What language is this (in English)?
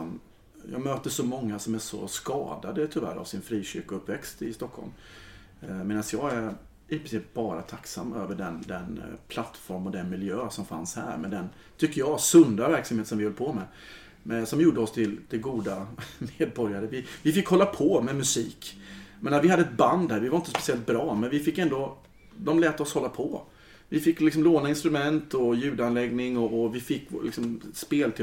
Swedish